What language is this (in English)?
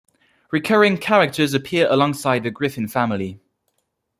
English